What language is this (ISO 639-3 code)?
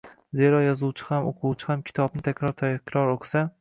uzb